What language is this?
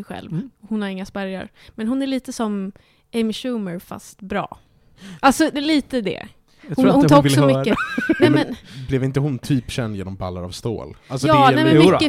Swedish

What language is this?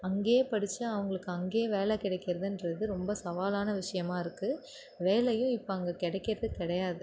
Tamil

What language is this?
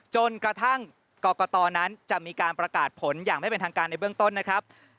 Thai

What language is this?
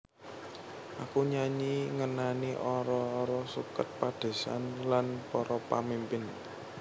Javanese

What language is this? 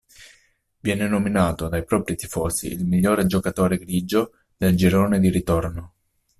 Italian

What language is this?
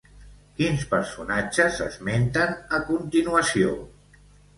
Catalan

